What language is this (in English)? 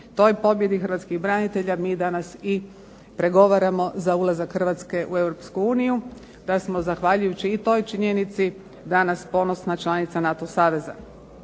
Croatian